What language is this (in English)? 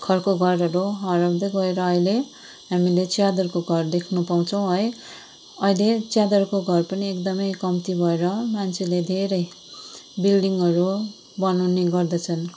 Nepali